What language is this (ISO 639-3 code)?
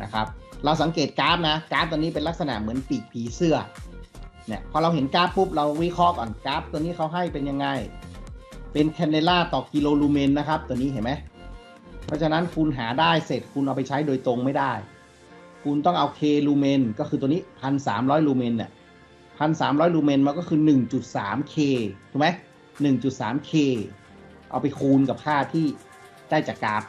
tha